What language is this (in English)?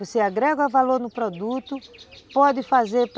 Portuguese